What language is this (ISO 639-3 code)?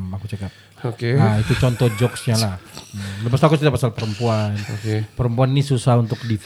msa